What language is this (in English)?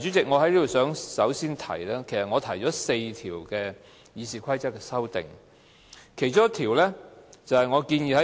Cantonese